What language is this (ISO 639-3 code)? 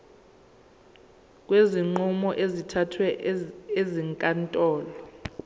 zul